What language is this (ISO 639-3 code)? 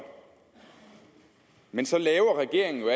dan